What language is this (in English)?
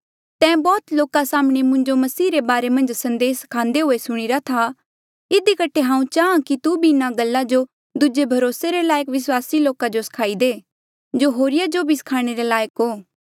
Mandeali